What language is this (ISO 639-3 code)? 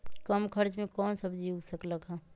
mag